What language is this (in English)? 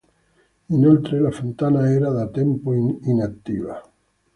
Italian